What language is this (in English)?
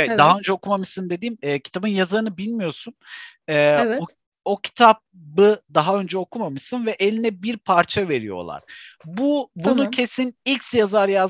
Turkish